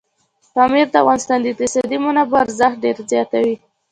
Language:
Pashto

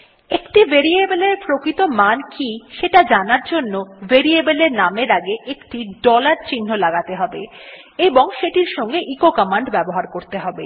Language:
Bangla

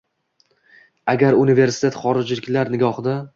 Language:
Uzbek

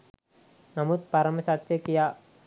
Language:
Sinhala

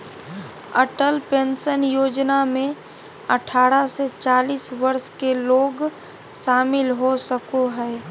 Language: Magahi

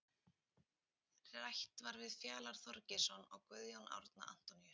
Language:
Icelandic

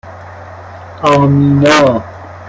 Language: Persian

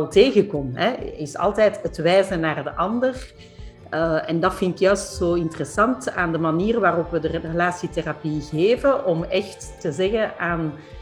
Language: Dutch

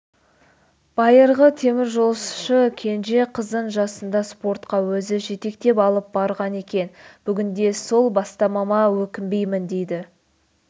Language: Kazakh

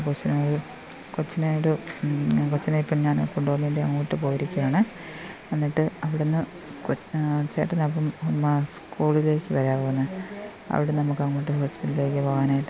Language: Malayalam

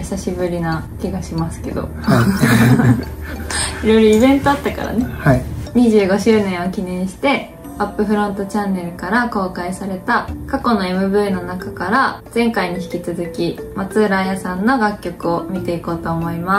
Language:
Japanese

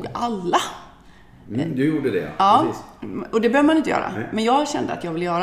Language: Swedish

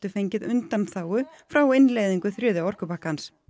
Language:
Icelandic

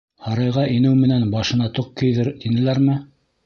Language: Bashkir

